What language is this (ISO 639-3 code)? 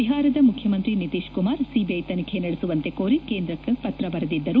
kan